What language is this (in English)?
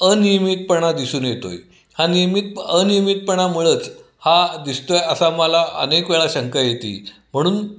Marathi